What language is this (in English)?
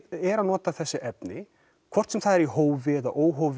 Icelandic